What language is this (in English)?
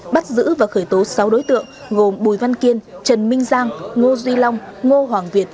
Vietnamese